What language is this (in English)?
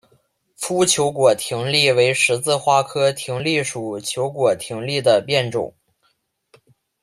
Chinese